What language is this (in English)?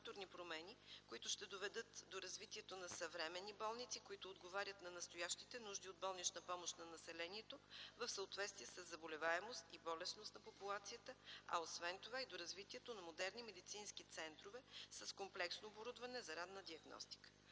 Bulgarian